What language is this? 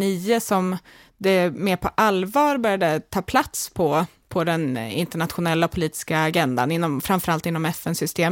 Swedish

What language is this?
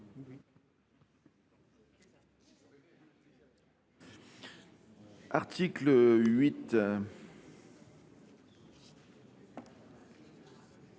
French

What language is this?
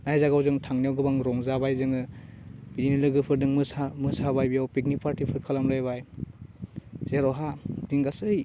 Bodo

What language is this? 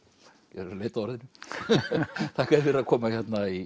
Icelandic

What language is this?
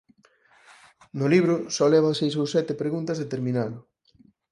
Galician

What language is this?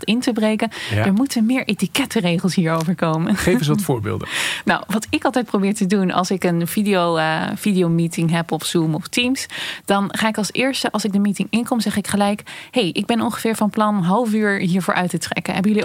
Dutch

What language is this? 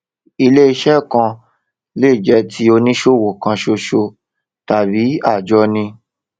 Yoruba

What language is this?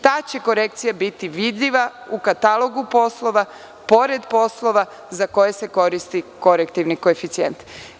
Serbian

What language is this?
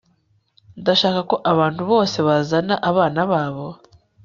Kinyarwanda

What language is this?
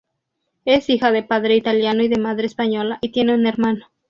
Spanish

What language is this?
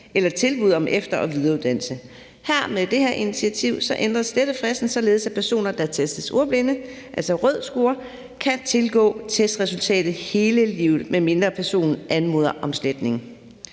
Danish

